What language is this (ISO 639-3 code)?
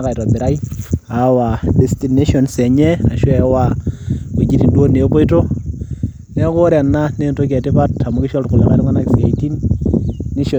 mas